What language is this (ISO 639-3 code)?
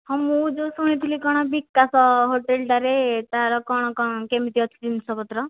ori